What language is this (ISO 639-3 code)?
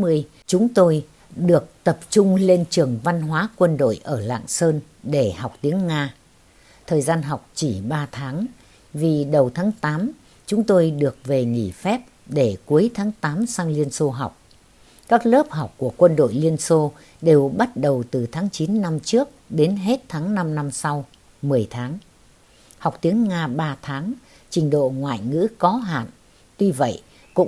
vie